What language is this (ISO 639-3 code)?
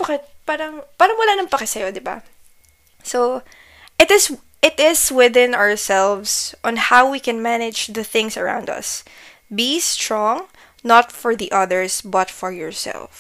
fil